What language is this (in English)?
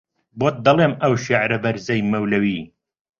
Central Kurdish